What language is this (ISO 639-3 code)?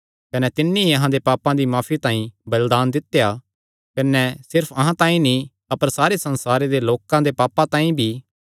xnr